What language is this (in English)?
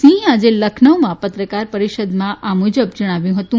Gujarati